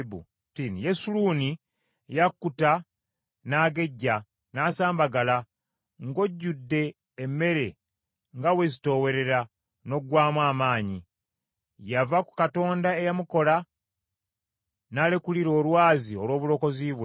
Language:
Ganda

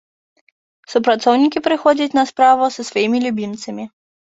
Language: Belarusian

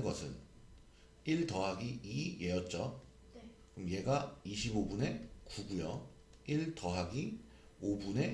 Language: Korean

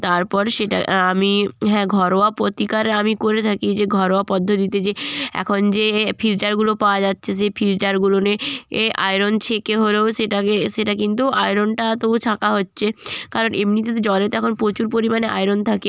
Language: Bangla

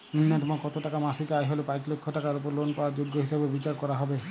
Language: Bangla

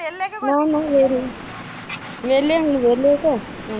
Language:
Punjabi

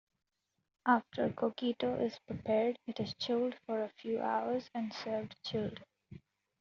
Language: English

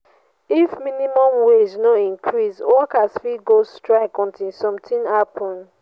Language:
Nigerian Pidgin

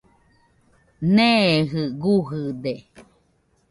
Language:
Nüpode Huitoto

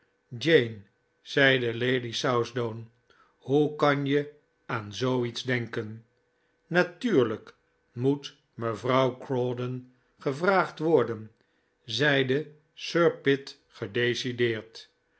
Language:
Dutch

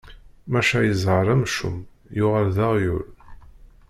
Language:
Kabyle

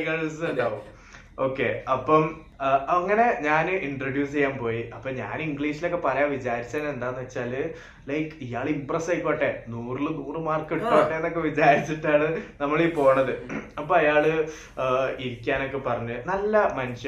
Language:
Malayalam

